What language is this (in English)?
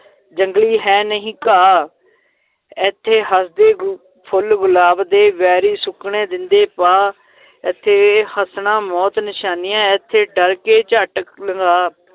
Punjabi